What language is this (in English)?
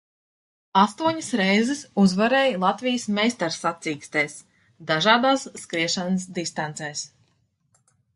Latvian